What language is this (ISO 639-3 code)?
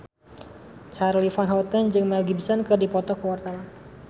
sun